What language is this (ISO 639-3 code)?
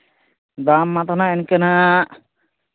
sat